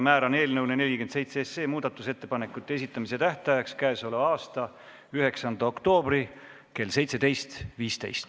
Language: Estonian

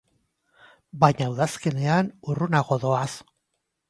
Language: Basque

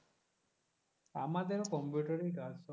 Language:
Bangla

